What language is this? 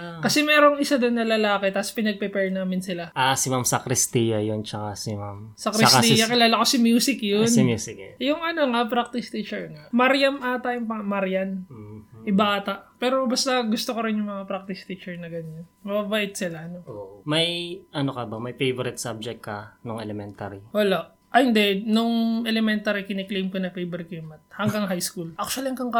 Filipino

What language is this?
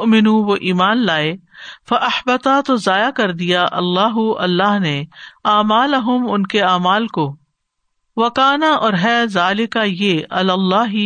Urdu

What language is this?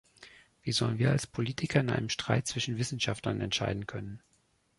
German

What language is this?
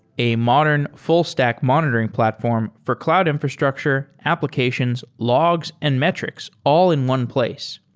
English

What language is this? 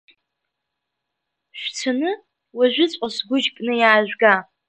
Abkhazian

